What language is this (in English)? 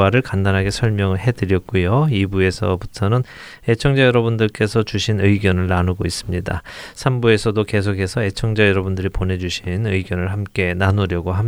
Korean